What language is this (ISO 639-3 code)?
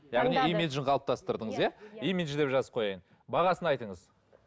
kaz